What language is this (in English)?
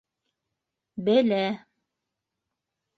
Bashkir